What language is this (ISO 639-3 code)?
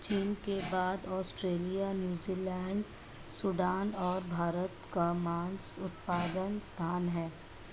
hin